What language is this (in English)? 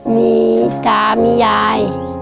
Thai